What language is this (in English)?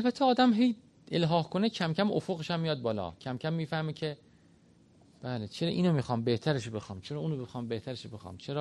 Persian